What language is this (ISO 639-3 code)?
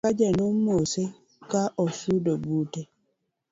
luo